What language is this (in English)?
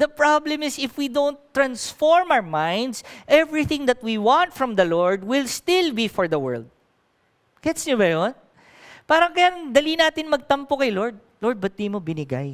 English